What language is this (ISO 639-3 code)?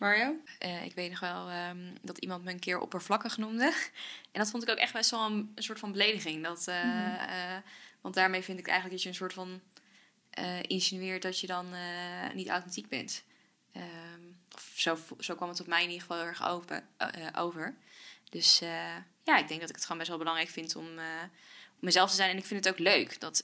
nld